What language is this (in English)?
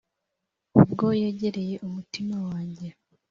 Kinyarwanda